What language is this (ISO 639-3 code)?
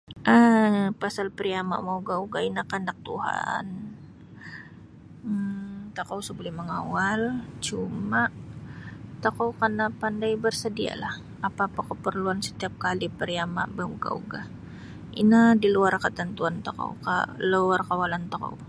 bsy